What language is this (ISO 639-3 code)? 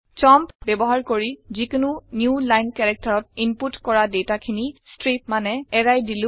asm